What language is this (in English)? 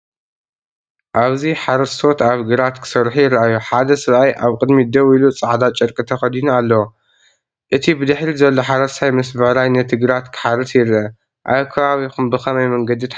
Tigrinya